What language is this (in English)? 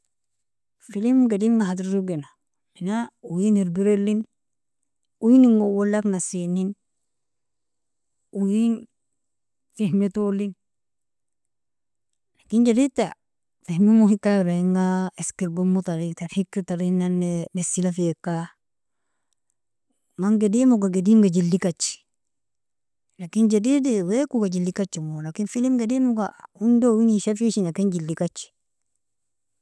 Nobiin